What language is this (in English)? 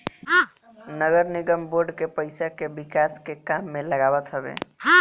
Bhojpuri